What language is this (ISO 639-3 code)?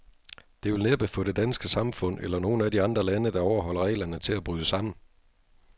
dan